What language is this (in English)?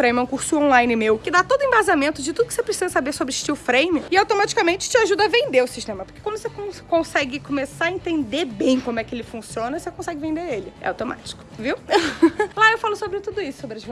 Portuguese